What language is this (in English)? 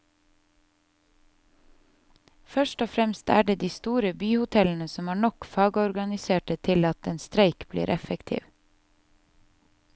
Norwegian